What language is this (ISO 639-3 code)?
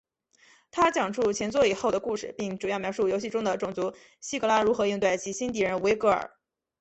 zho